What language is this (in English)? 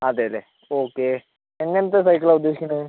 Malayalam